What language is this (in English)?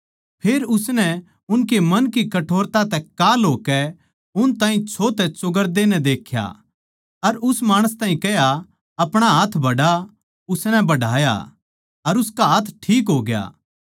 Haryanvi